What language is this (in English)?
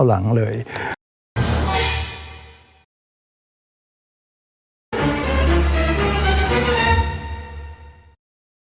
Thai